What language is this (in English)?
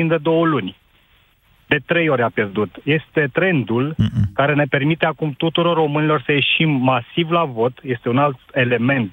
Romanian